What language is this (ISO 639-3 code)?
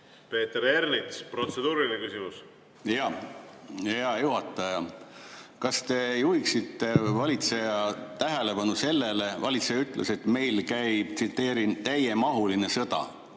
est